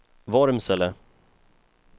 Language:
Swedish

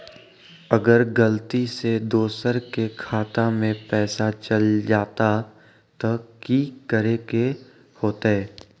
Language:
Magahi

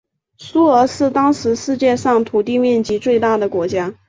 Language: Chinese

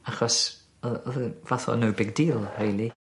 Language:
Welsh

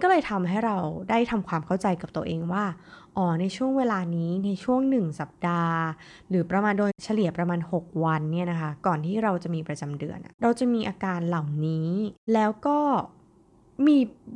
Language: Thai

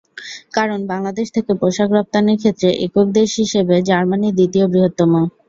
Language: Bangla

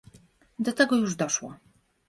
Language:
Polish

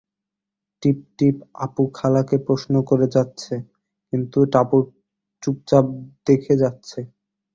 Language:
Bangla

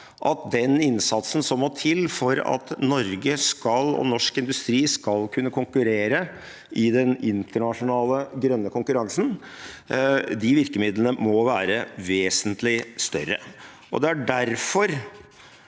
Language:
Norwegian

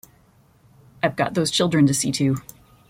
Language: English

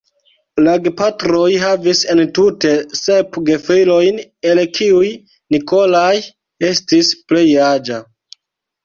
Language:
Esperanto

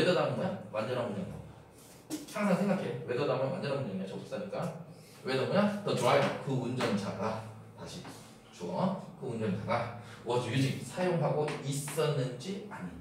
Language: Korean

